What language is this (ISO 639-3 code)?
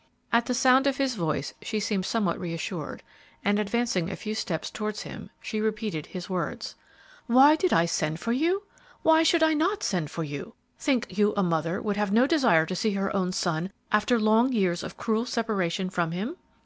eng